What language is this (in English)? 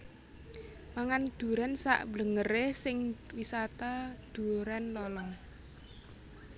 Javanese